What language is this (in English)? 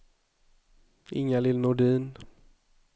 Swedish